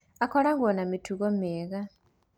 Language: Kikuyu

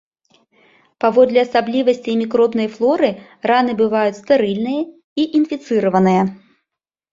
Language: Belarusian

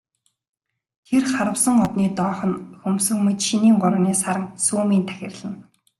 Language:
Mongolian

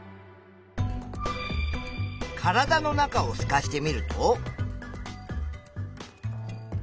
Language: Japanese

